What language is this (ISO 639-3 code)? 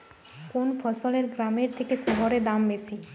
ben